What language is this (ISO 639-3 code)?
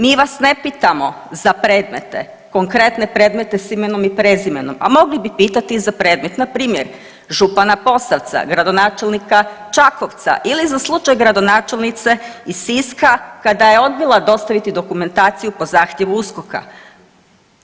hrv